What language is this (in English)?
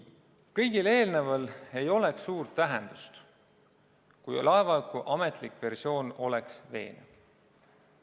Estonian